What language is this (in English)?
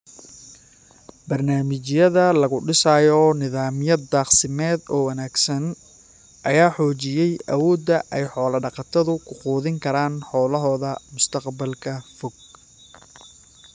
Somali